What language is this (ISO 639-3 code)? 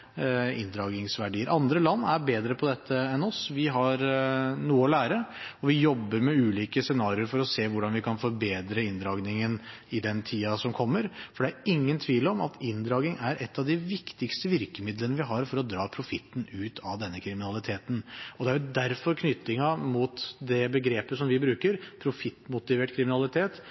nob